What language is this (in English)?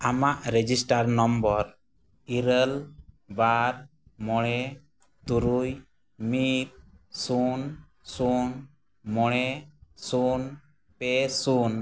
Santali